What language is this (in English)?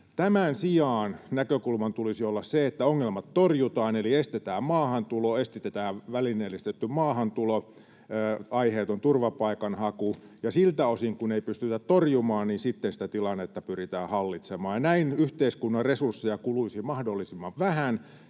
Finnish